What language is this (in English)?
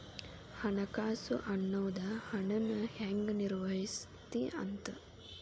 Kannada